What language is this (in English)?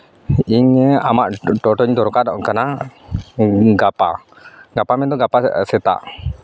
Santali